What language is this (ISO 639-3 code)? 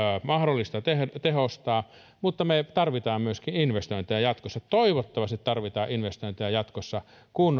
fin